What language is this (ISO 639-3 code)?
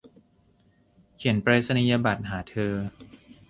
tha